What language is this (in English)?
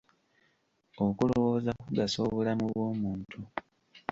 Ganda